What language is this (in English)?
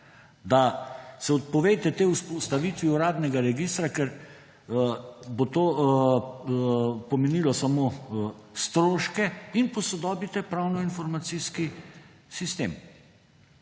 Slovenian